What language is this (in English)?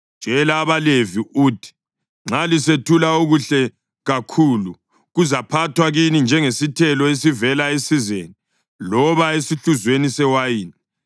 North Ndebele